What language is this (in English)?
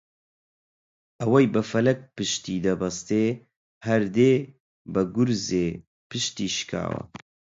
Central Kurdish